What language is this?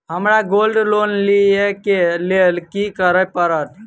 Maithili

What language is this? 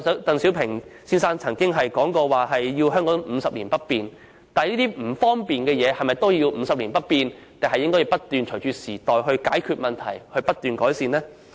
Cantonese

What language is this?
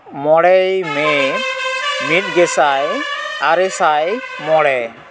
Santali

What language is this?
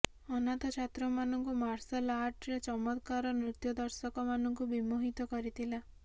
Odia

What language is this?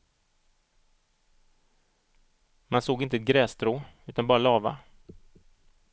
Swedish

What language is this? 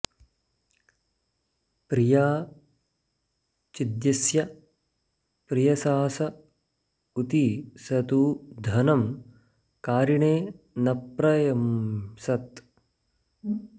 Sanskrit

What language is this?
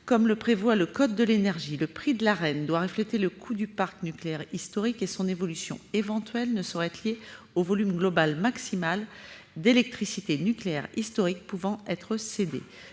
French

